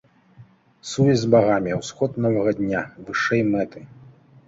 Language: Belarusian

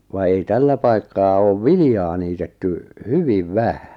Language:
Finnish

